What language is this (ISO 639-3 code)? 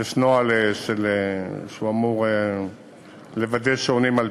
heb